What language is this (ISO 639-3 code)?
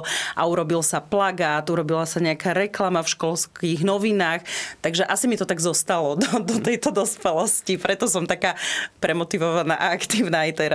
slk